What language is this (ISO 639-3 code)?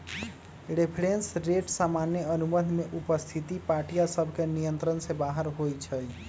mag